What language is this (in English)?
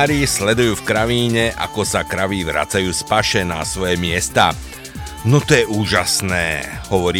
Slovak